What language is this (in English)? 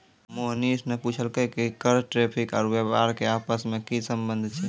Maithili